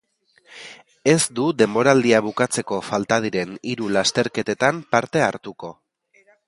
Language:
Basque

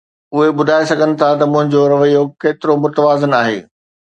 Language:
Sindhi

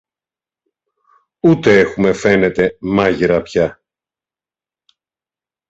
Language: Greek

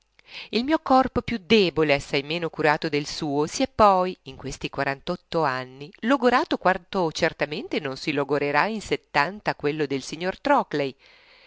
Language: Italian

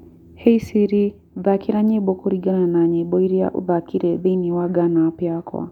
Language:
Kikuyu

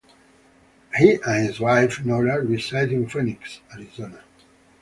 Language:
English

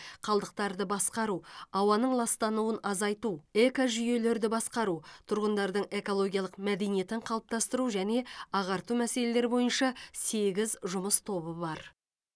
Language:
Kazakh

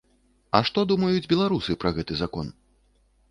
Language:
Belarusian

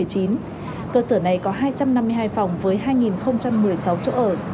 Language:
Vietnamese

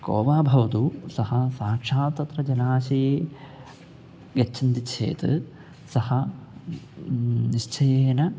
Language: Sanskrit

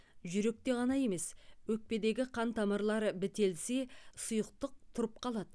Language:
Kazakh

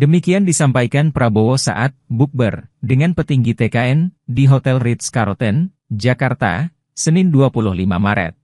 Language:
Indonesian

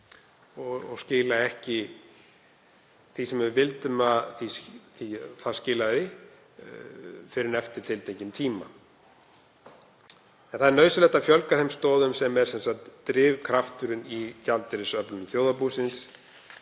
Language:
Icelandic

